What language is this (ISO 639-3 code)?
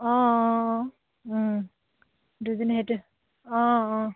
asm